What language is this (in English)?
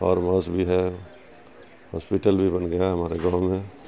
Urdu